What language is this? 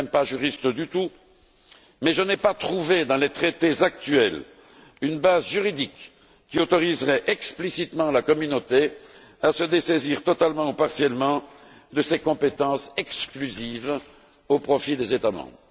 French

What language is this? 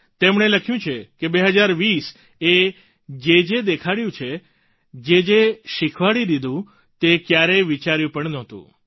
Gujarati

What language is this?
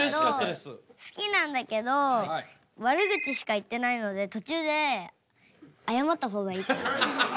Japanese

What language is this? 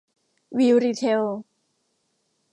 Thai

